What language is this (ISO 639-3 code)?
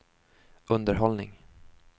swe